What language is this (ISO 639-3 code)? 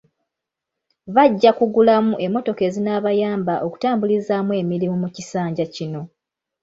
lug